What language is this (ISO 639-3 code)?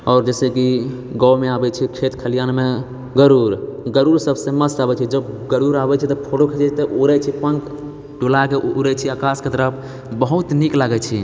mai